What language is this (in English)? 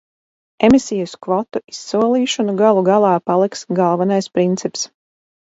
Latvian